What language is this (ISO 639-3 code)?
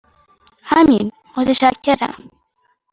fas